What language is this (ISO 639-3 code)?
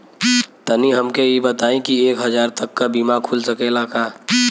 bho